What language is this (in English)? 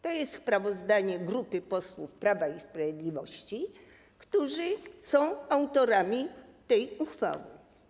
Polish